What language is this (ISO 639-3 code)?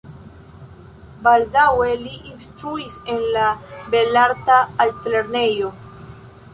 epo